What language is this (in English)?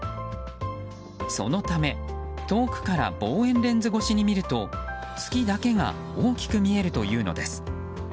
Japanese